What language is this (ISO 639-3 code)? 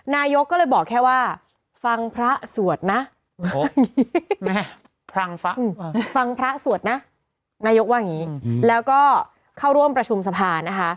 tha